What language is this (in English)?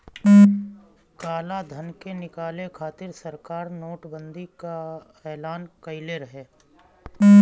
Bhojpuri